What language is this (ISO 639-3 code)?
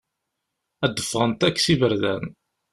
kab